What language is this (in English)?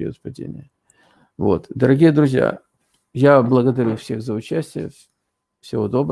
Russian